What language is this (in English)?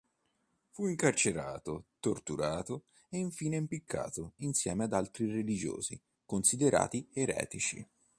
Italian